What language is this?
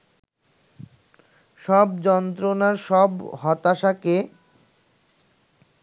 Bangla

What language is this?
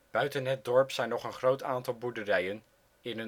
Dutch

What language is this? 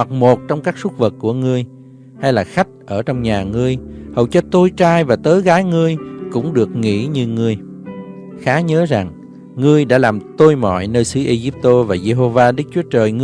Vietnamese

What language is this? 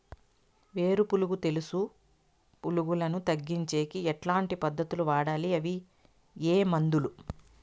Telugu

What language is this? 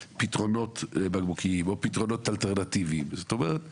Hebrew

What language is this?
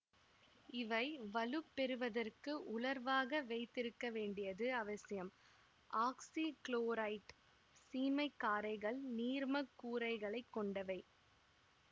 Tamil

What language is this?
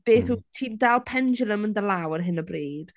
Welsh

